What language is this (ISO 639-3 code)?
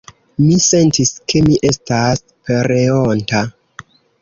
epo